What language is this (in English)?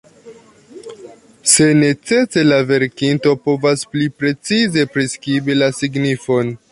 Esperanto